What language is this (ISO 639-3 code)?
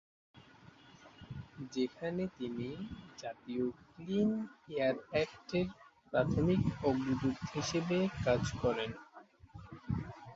ben